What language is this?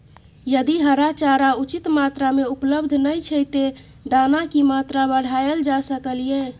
Maithili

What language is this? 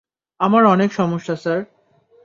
Bangla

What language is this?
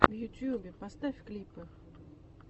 Russian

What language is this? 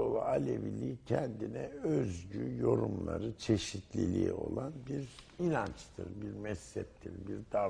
Turkish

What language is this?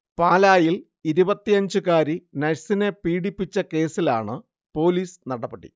Malayalam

